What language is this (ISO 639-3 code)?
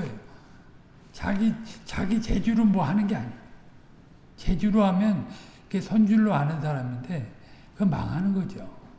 kor